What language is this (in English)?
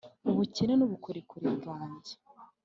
Kinyarwanda